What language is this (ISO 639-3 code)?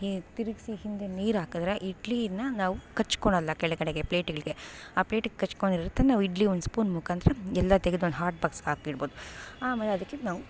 kan